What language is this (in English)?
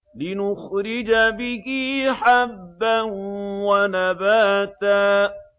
Arabic